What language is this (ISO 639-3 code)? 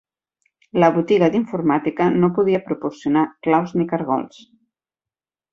cat